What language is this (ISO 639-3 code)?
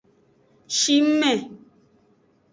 ajg